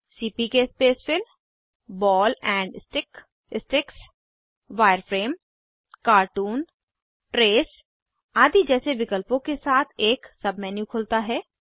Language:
Hindi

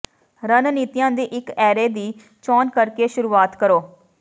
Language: Punjabi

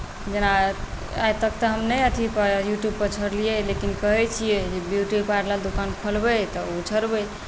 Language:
Maithili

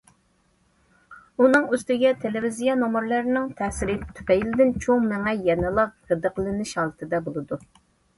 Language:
Uyghur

